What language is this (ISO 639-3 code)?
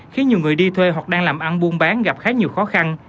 vie